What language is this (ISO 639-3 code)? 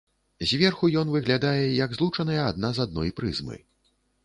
bel